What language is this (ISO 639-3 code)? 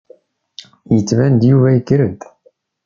kab